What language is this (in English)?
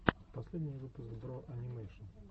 Russian